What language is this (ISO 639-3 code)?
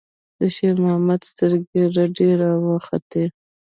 pus